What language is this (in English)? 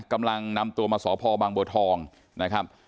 Thai